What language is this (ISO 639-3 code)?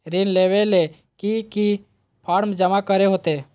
mag